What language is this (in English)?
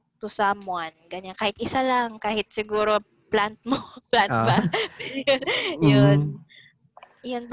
Filipino